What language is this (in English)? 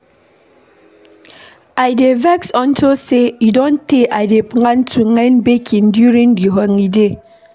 Nigerian Pidgin